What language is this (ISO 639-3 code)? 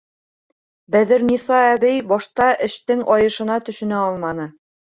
bak